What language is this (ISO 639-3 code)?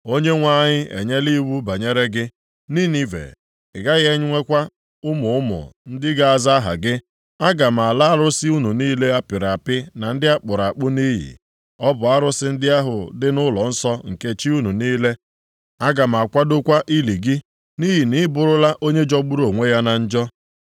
ibo